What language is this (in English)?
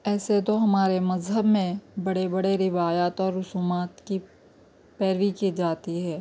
Urdu